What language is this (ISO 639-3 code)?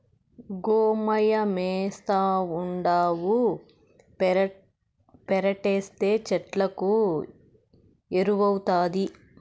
tel